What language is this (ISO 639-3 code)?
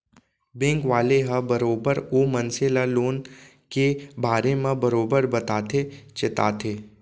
hne